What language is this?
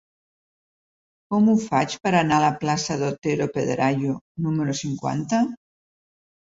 Catalan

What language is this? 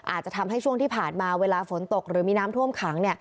Thai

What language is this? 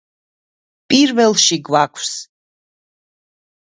Georgian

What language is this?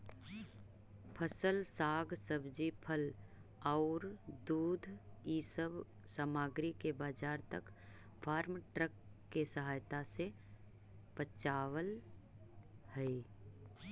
Magahi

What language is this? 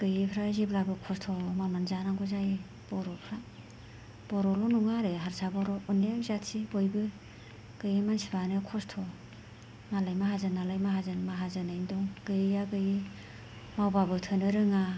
Bodo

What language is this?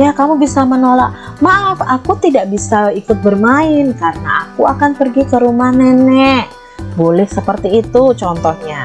Indonesian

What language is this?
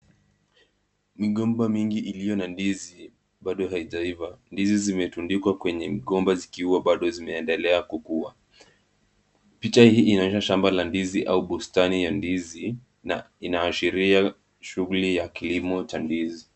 Swahili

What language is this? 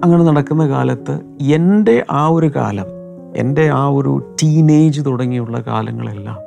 Malayalam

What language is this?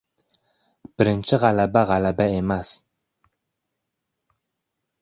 Uzbek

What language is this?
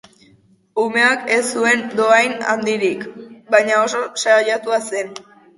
Basque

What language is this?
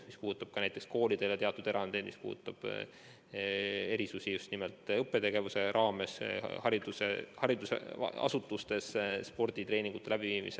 Estonian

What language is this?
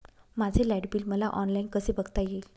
Marathi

